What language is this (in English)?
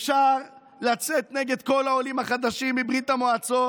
Hebrew